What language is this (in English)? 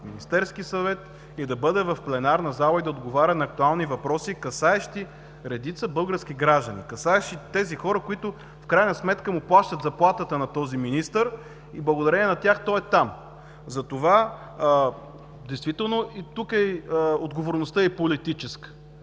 Bulgarian